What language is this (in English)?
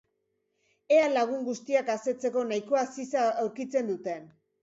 Basque